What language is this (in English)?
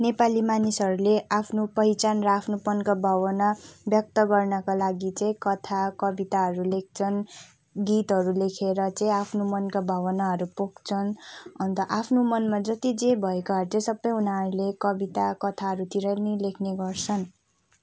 Nepali